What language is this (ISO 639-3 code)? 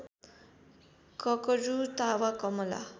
nep